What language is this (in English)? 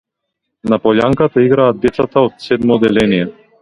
Macedonian